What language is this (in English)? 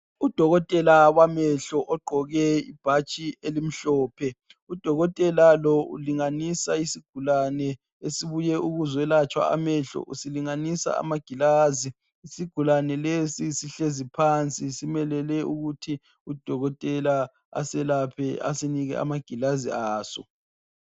North Ndebele